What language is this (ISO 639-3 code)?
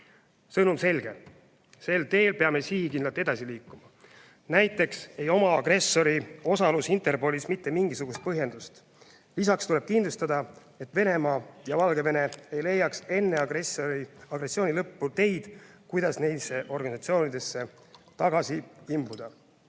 est